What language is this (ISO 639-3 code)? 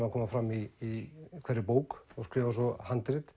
isl